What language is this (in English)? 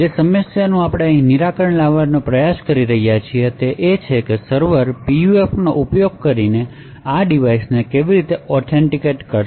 Gujarati